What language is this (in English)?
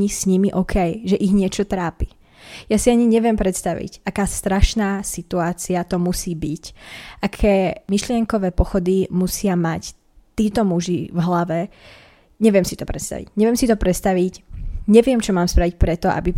Slovak